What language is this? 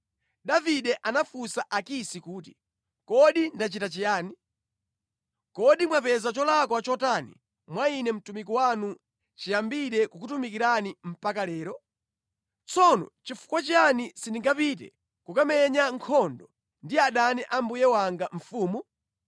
Nyanja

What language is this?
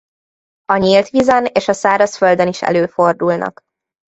Hungarian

